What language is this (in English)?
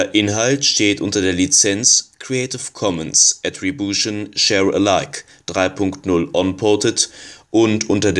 German